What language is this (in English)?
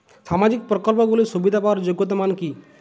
Bangla